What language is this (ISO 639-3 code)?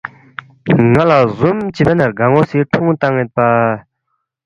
bft